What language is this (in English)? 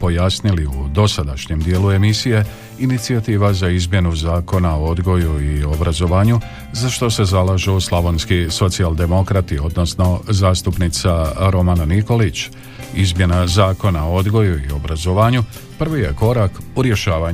Croatian